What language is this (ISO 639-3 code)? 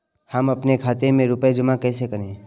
hin